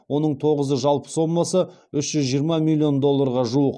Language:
Kazakh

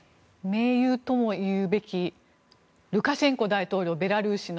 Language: Japanese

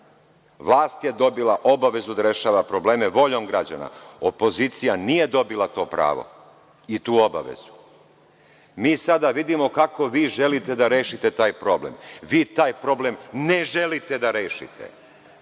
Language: Serbian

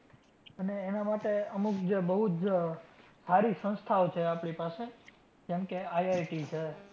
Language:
Gujarati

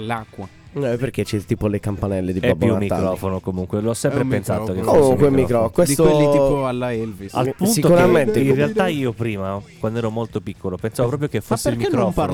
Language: Italian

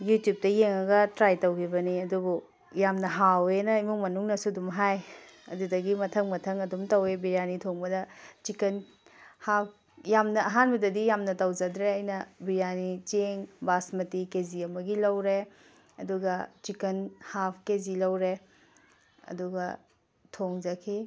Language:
Manipuri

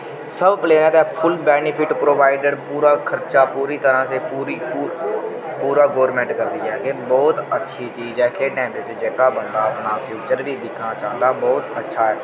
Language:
Dogri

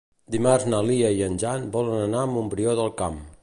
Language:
Catalan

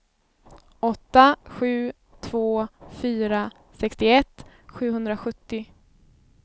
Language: Swedish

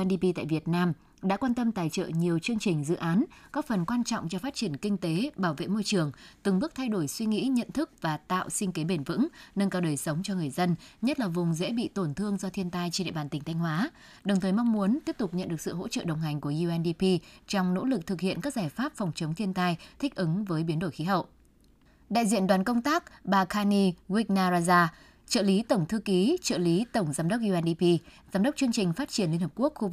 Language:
Vietnamese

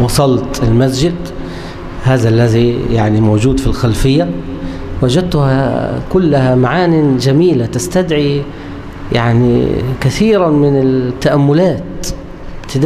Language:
Arabic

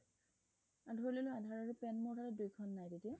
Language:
Assamese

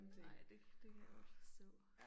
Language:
Danish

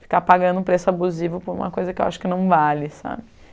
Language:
Portuguese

